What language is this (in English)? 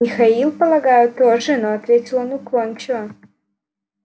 Russian